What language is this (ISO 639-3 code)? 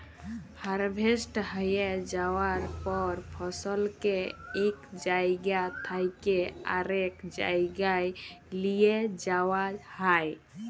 ben